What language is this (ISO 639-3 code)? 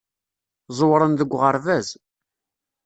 kab